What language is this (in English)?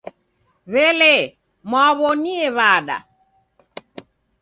Taita